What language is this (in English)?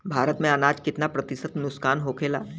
Bhojpuri